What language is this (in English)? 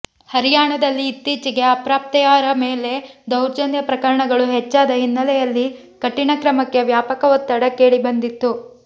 Kannada